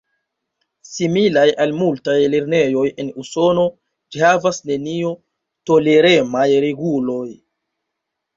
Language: Esperanto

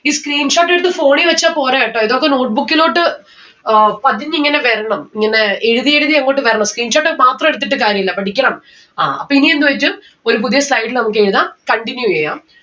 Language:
Malayalam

